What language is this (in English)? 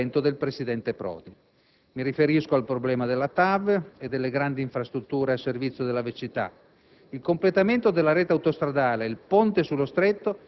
Italian